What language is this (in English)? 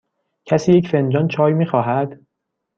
Persian